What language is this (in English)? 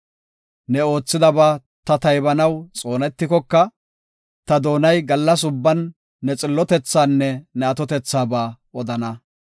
Gofa